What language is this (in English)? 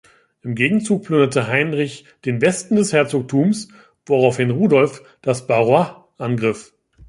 German